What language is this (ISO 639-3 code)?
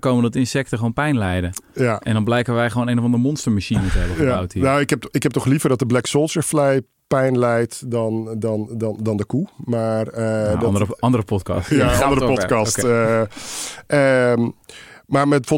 nld